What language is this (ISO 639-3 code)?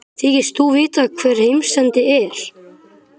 isl